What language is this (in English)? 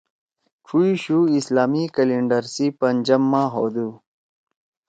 Torwali